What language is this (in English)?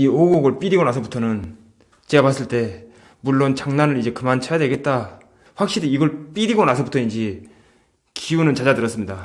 Korean